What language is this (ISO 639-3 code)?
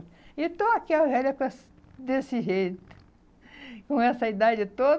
por